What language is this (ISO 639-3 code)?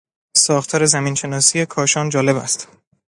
fas